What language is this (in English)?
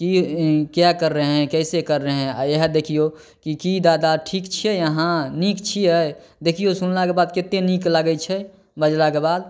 Maithili